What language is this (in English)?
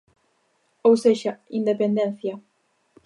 Galician